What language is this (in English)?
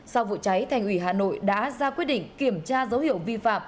Vietnamese